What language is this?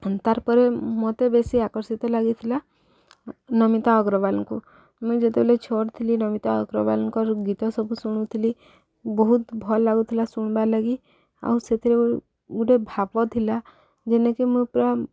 Odia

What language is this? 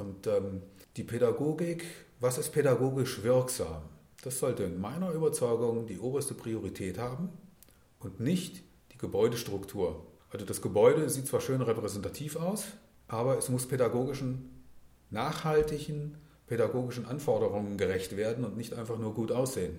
German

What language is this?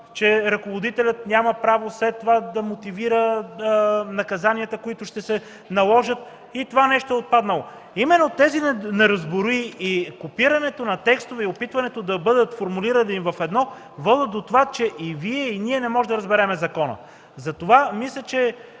Bulgarian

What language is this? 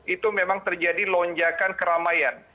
Indonesian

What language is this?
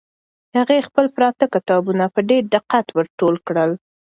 Pashto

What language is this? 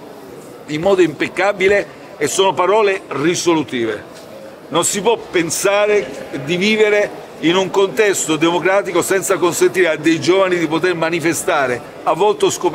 Italian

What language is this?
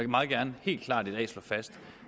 Danish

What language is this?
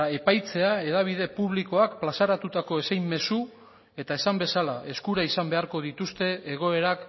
Basque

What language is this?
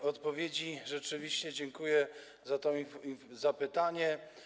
Polish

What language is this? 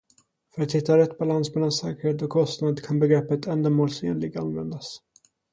Swedish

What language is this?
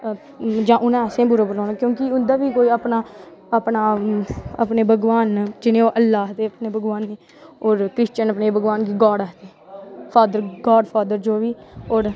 Dogri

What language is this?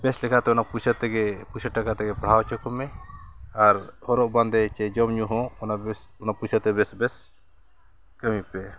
Santali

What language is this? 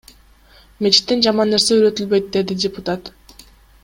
Kyrgyz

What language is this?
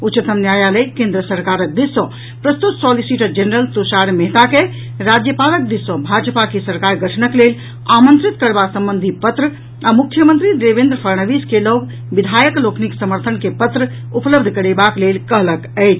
Maithili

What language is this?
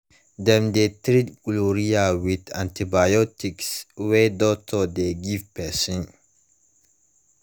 Nigerian Pidgin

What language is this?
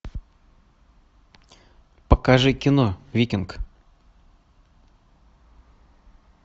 Russian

